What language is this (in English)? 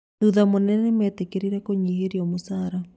Kikuyu